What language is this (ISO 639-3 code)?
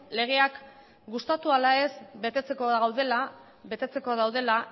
eus